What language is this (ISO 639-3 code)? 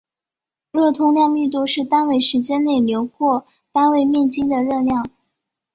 zho